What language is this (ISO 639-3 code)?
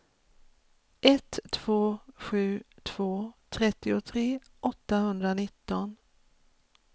swe